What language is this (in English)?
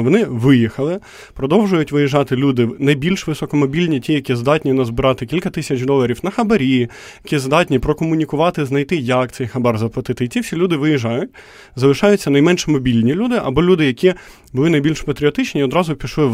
Ukrainian